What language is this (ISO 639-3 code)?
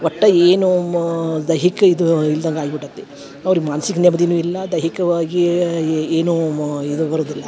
kan